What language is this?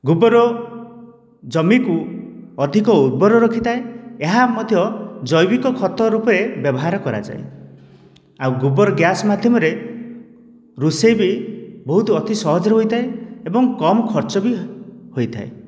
Odia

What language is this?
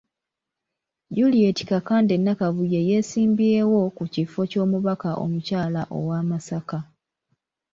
Ganda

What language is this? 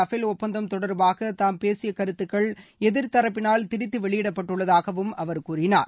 Tamil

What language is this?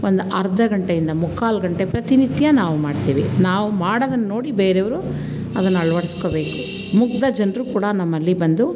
Kannada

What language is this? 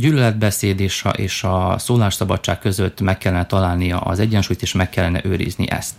Hungarian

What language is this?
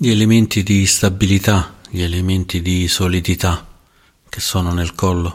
Italian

